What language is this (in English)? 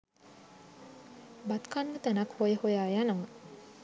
Sinhala